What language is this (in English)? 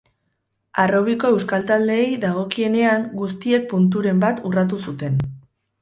Basque